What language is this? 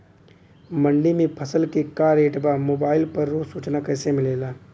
Bhojpuri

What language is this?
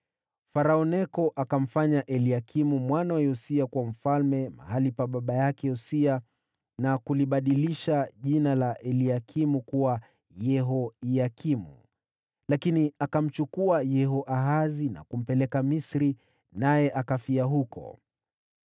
Swahili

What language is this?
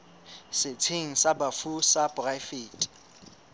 Southern Sotho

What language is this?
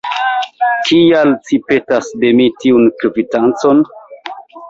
Esperanto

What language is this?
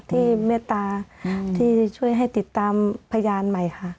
Thai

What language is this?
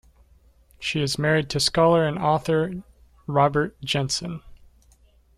English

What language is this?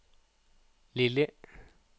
Norwegian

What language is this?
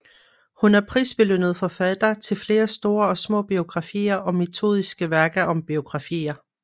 Danish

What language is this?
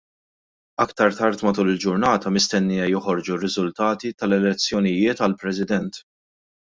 Maltese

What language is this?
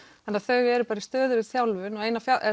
Icelandic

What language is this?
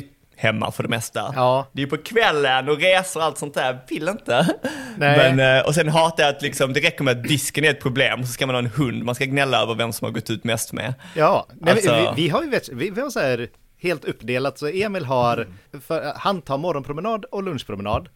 Swedish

